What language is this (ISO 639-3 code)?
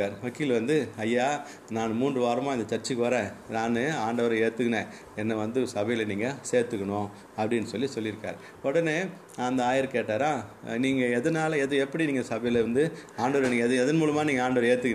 tam